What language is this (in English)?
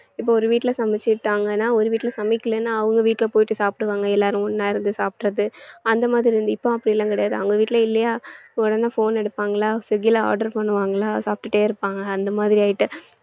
Tamil